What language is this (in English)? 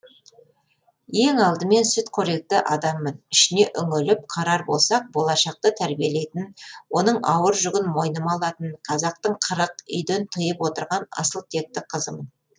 Kazakh